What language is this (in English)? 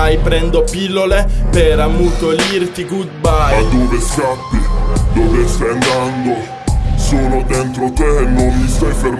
Italian